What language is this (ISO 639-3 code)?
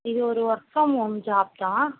tam